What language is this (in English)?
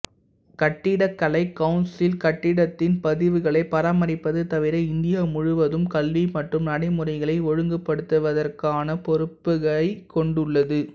Tamil